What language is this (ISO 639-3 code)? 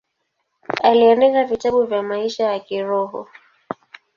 swa